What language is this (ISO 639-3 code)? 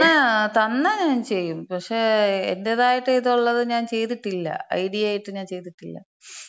mal